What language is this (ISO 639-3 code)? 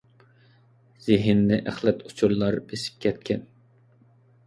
uig